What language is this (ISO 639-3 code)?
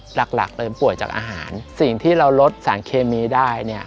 tha